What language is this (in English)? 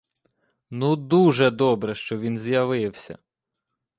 Ukrainian